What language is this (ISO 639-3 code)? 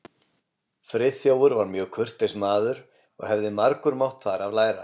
isl